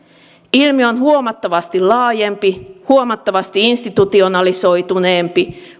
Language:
Finnish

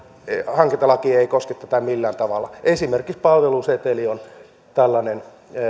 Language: Finnish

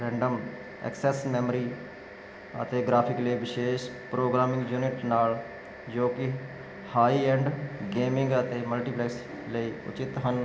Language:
Punjabi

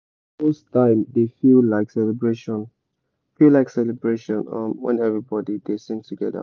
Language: Nigerian Pidgin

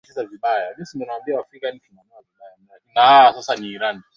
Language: Swahili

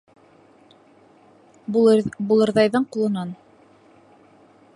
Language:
Bashkir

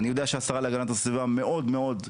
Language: Hebrew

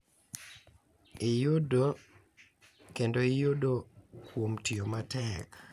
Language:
Luo (Kenya and Tanzania)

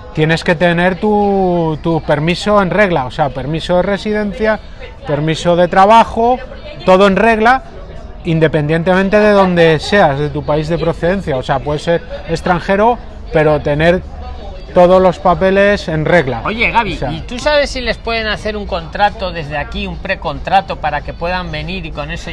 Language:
Spanish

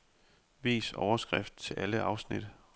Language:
Danish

